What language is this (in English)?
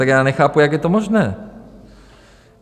Czech